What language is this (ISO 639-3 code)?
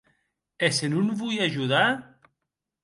oci